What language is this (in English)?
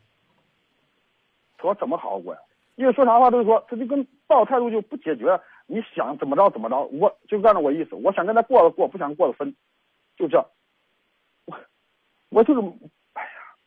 Chinese